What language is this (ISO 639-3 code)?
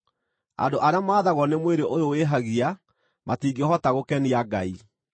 kik